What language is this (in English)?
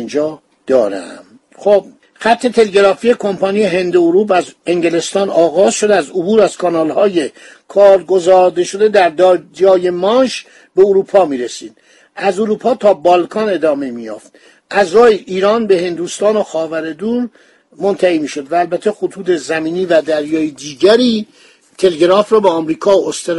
Persian